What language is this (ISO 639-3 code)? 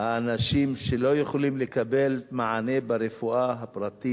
heb